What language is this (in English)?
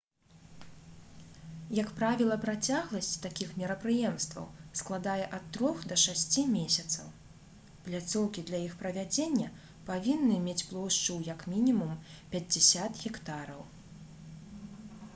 Belarusian